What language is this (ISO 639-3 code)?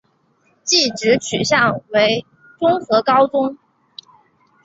zho